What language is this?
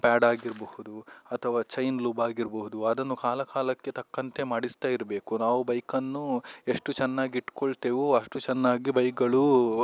Kannada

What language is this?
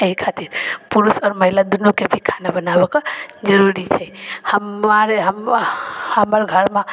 Maithili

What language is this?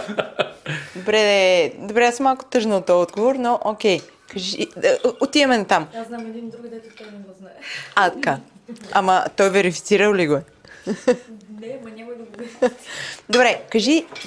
Bulgarian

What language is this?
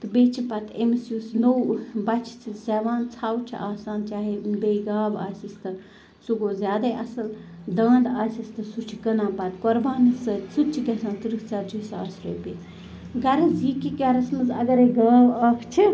Kashmiri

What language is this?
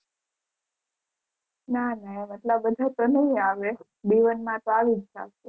Gujarati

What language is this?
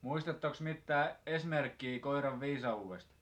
Finnish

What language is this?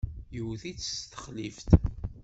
Kabyle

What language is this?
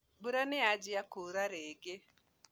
Kikuyu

